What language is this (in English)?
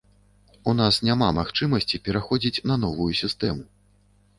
Belarusian